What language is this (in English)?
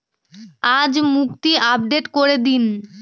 Bangla